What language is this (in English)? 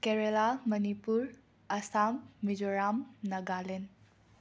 Manipuri